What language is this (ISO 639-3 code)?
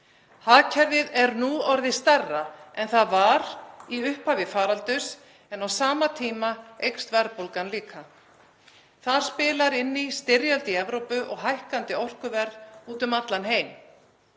isl